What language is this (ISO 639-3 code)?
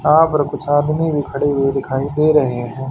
hin